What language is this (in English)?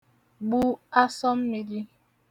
Igbo